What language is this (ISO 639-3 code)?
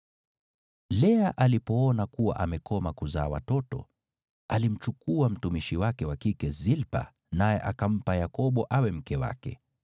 swa